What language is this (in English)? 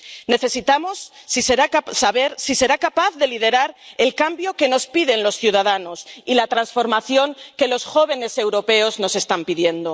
Spanish